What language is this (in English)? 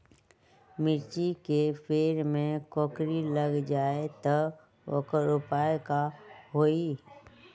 Magahi